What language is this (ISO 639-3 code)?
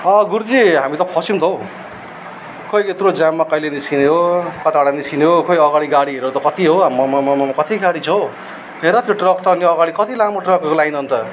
nep